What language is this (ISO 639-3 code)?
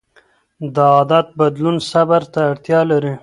pus